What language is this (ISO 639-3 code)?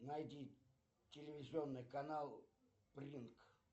rus